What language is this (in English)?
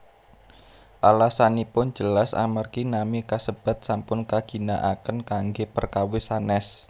Javanese